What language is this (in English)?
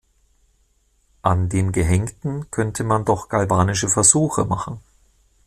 German